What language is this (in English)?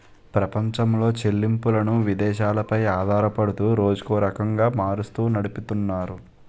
Telugu